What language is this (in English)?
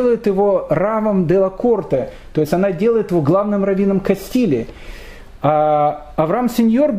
Russian